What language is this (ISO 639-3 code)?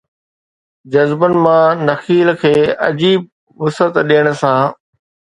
snd